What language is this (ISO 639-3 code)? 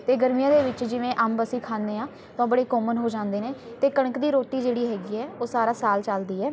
pan